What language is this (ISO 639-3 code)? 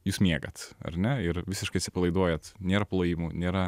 lit